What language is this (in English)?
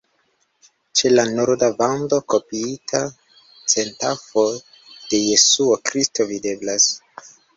Esperanto